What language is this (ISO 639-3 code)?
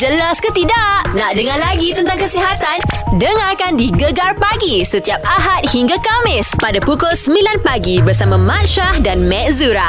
msa